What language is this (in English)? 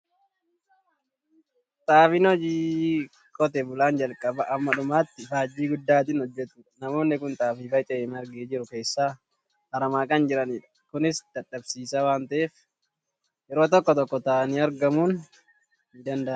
Oromo